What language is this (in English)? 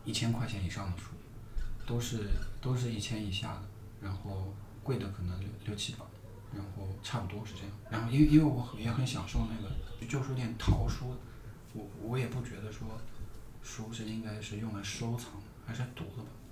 Chinese